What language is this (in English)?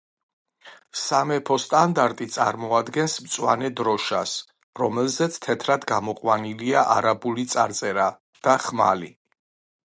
Georgian